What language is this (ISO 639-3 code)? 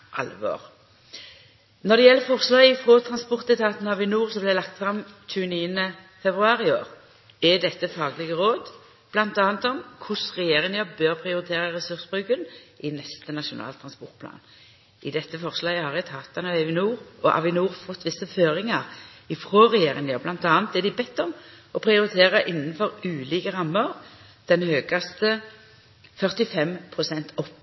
nno